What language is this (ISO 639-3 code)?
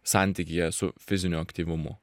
lit